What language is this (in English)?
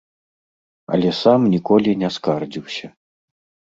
Belarusian